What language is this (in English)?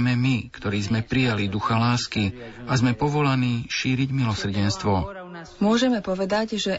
Slovak